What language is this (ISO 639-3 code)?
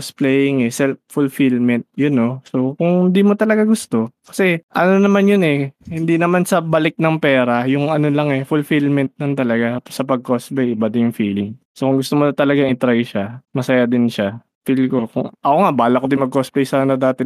fil